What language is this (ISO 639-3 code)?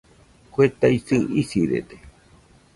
hux